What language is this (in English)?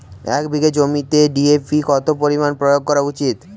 Bangla